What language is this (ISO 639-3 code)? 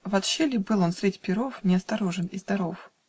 rus